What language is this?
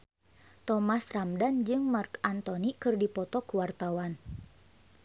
Sundanese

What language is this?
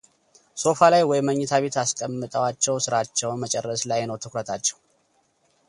Amharic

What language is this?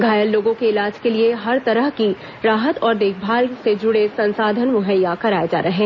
Hindi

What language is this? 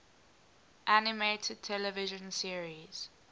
English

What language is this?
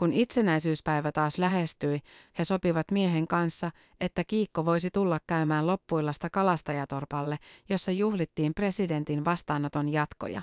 Finnish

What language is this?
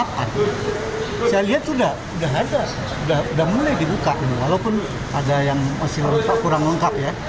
Indonesian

